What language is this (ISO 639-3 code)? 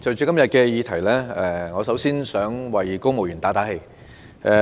yue